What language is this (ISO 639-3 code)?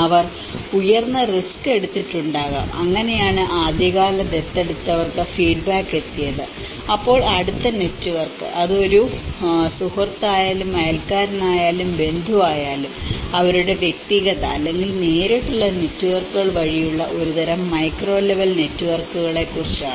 mal